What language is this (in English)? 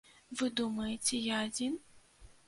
Belarusian